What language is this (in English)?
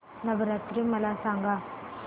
Marathi